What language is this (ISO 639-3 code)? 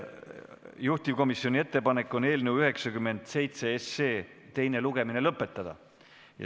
est